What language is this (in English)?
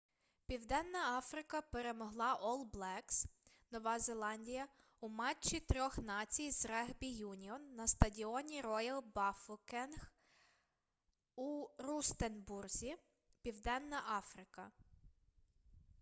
Ukrainian